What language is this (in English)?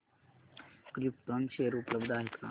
Marathi